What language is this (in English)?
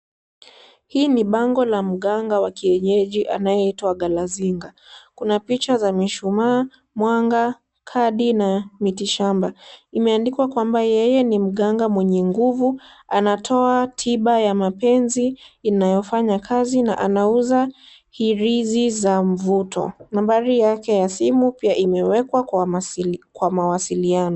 Swahili